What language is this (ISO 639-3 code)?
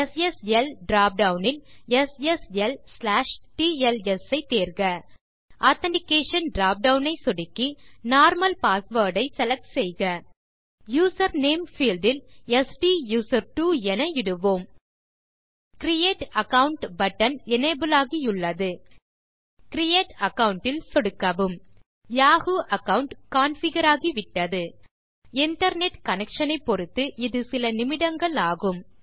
tam